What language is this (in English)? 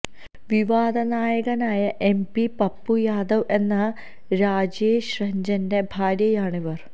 Malayalam